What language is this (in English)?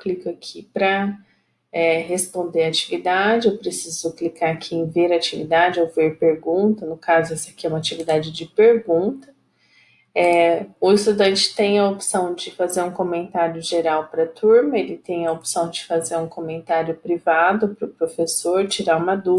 Portuguese